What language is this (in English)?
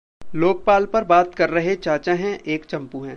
Hindi